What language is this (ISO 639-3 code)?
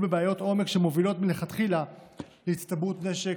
heb